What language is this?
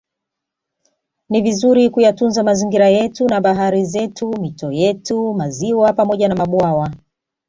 Swahili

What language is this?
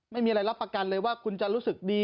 Thai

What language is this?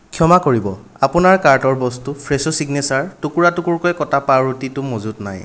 Assamese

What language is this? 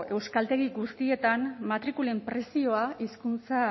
Basque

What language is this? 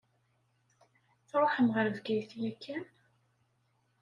Kabyle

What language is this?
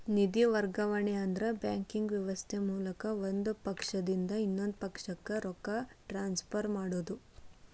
Kannada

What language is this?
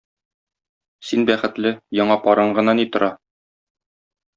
Tatar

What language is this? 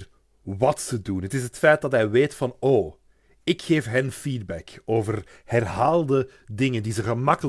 Dutch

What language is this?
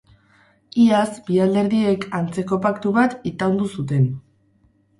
Basque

